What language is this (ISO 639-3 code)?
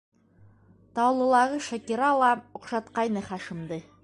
bak